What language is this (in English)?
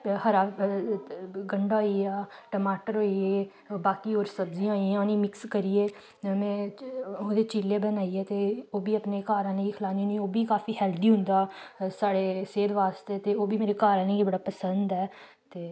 Dogri